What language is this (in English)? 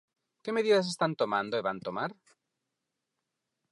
Galician